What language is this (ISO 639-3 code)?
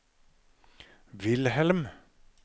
nor